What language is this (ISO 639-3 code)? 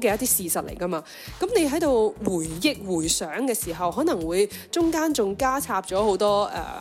zho